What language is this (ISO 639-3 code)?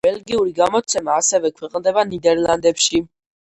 kat